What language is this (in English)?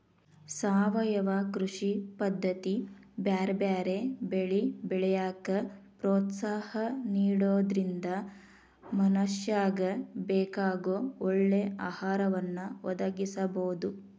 Kannada